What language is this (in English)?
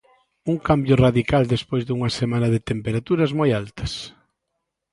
Galician